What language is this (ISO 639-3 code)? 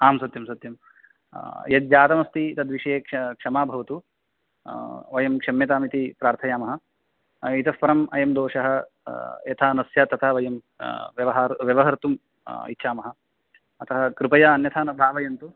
san